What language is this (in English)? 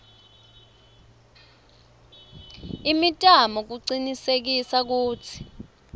Swati